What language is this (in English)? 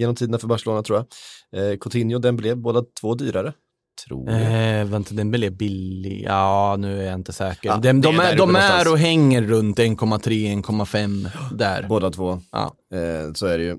Swedish